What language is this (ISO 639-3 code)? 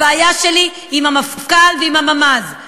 heb